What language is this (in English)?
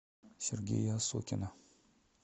Russian